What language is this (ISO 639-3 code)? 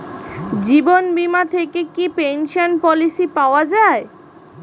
ben